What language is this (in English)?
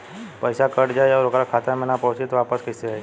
Bhojpuri